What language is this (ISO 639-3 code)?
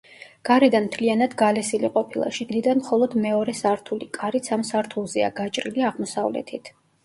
kat